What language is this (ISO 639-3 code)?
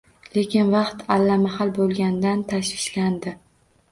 uzb